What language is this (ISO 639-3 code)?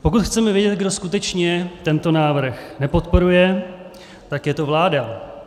ces